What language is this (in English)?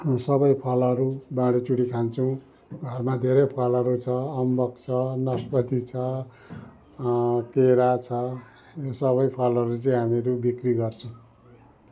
Nepali